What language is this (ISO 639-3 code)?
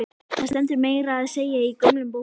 isl